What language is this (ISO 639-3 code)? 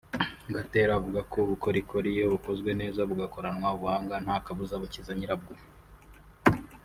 kin